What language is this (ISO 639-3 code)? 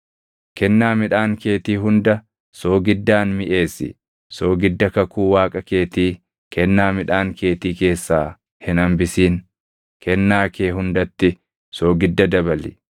orm